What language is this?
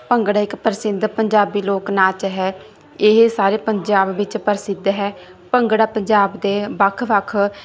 Punjabi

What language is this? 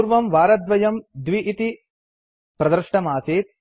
Sanskrit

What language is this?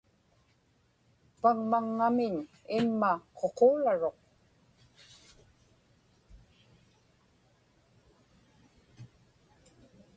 Inupiaq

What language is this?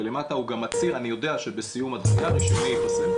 Hebrew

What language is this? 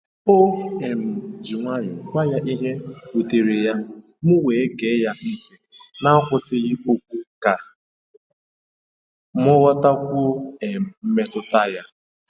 Igbo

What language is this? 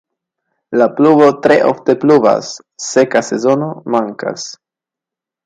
Esperanto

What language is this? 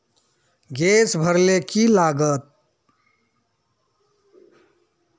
Magahi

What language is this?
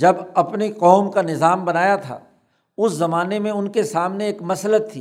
Urdu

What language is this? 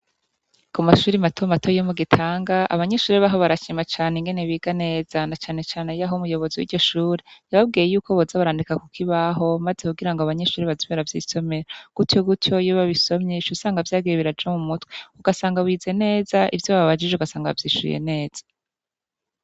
Rundi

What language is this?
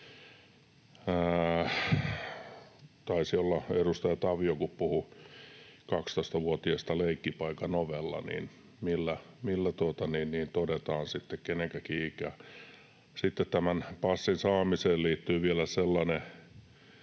Finnish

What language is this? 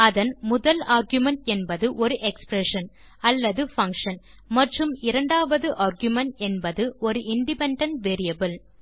Tamil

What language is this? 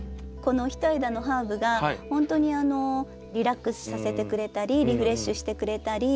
Japanese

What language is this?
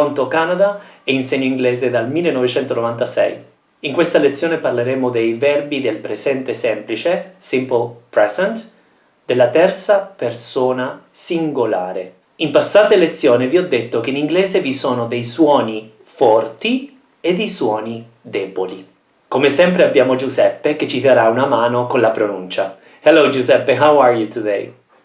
Italian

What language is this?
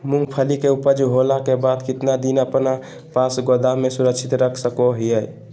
Magahi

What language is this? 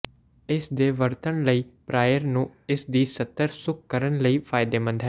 Punjabi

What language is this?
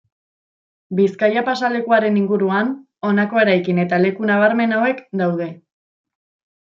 Basque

